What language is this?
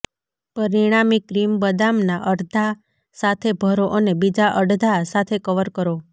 Gujarati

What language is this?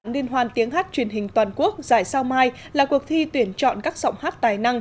Vietnamese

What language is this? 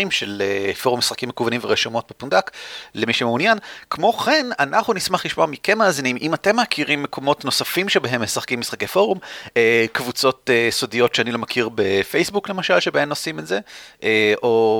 Hebrew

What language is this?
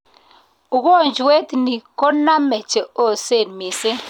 Kalenjin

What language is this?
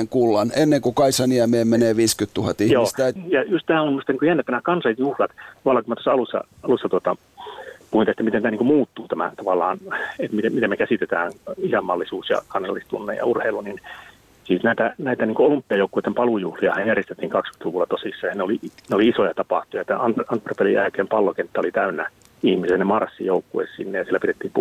Finnish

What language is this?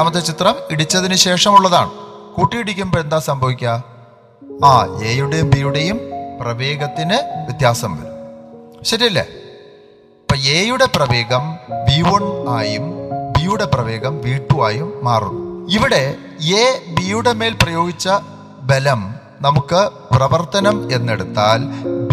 Malayalam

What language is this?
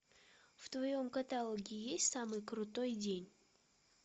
Russian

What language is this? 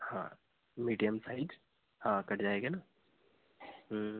Hindi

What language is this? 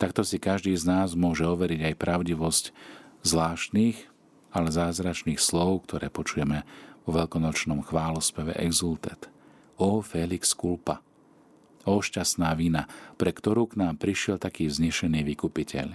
Slovak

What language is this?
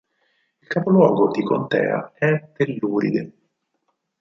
Italian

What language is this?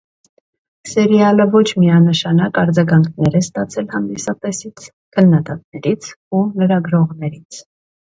Armenian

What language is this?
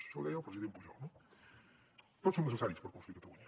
Catalan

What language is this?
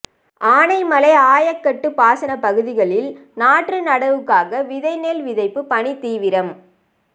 Tamil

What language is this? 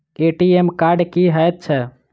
Maithili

